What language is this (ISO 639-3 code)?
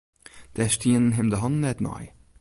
fry